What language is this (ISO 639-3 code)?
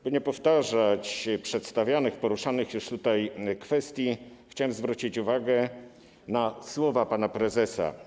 pol